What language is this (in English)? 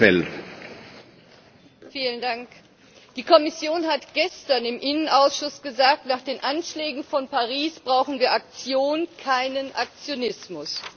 German